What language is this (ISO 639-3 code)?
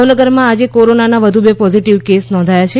guj